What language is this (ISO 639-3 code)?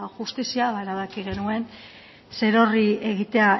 eus